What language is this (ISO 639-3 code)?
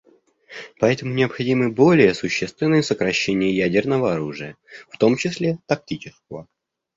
rus